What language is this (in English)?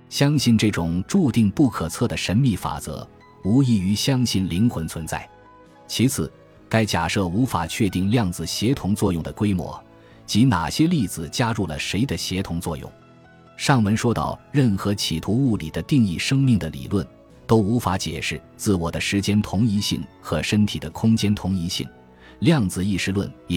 Chinese